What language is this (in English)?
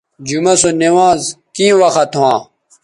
Bateri